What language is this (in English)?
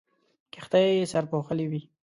Pashto